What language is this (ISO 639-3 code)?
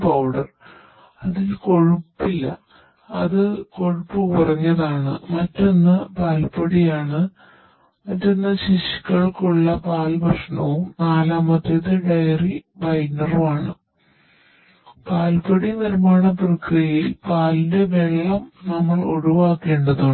mal